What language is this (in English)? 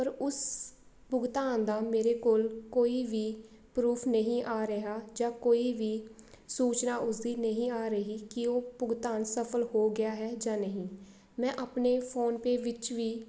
Punjabi